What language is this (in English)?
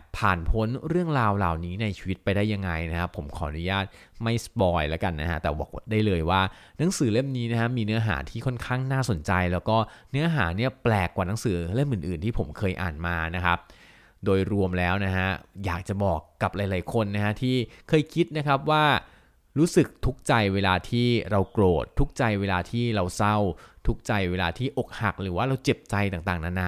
Thai